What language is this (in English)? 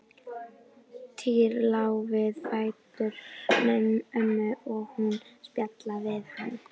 Icelandic